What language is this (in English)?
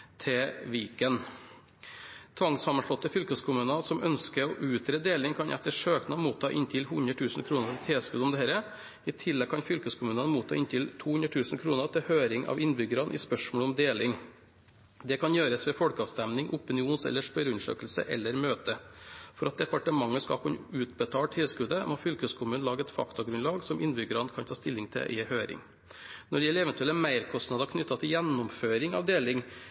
Norwegian Bokmål